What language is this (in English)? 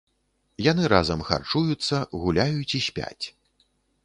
Belarusian